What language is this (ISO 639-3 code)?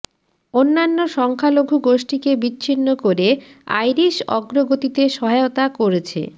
ben